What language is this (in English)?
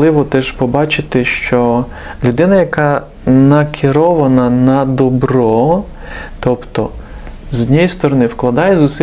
Ukrainian